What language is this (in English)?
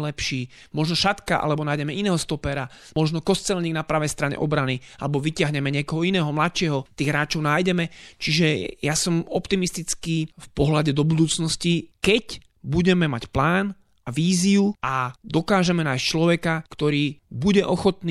Slovak